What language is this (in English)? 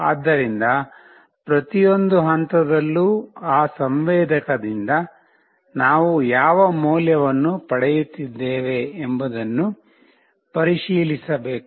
Kannada